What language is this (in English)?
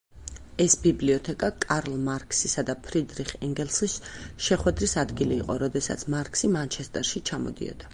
Georgian